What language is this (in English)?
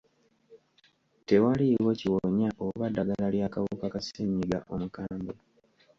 Ganda